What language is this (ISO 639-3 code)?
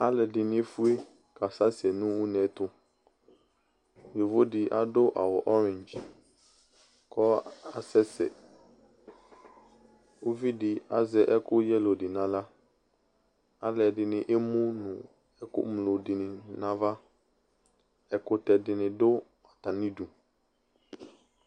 kpo